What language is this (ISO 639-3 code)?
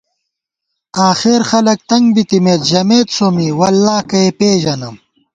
gwt